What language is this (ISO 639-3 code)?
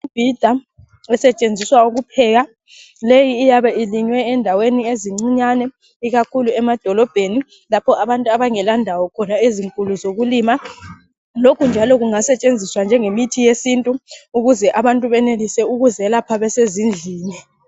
nde